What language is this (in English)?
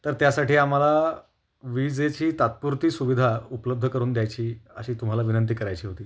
Marathi